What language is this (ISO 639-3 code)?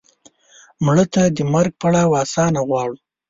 pus